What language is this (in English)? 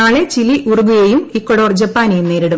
Malayalam